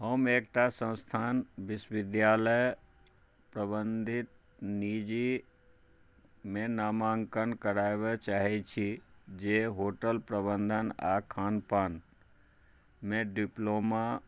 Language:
Maithili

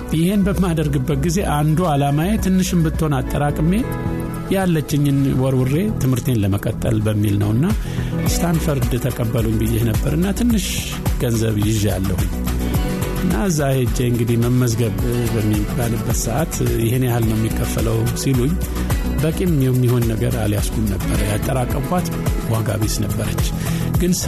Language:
Amharic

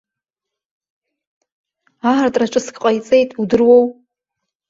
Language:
Abkhazian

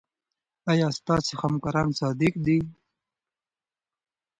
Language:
Pashto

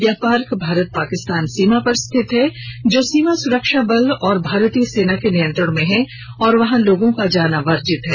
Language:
Hindi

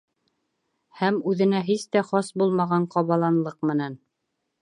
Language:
Bashkir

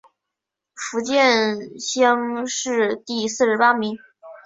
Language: Chinese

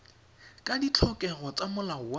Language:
Tswana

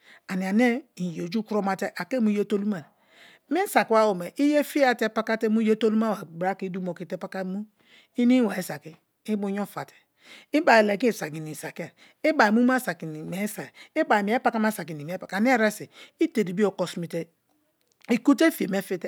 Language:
Kalabari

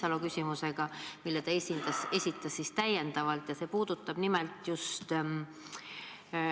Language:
Estonian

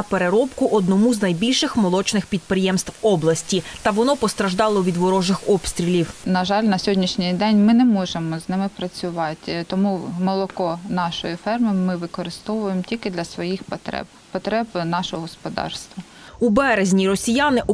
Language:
Ukrainian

